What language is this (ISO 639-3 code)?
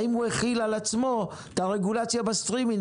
heb